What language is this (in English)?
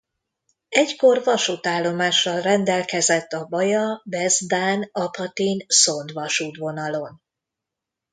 Hungarian